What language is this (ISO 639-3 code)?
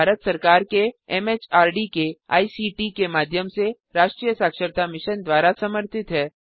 hin